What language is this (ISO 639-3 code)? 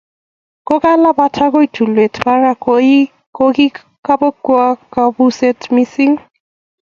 kln